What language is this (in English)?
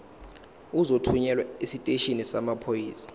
Zulu